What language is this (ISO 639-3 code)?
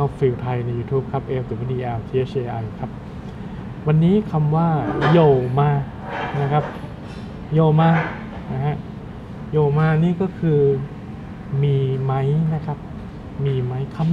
tha